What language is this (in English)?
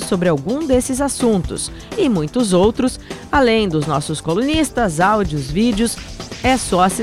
Portuguese